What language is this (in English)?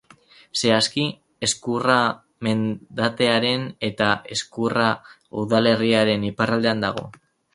Basque